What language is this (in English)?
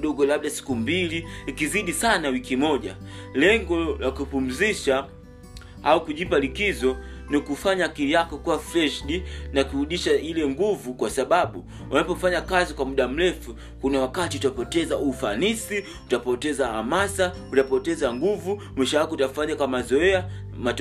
Swahili